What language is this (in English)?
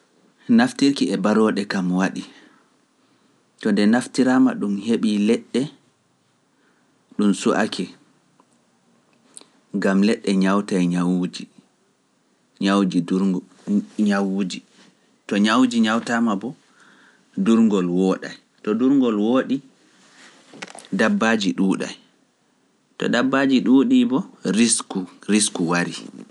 Pular